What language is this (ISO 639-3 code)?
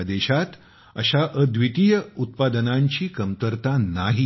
mar